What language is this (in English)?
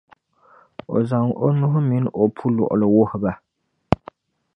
Dagbani